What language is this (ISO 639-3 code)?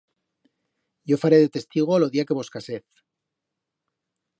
arg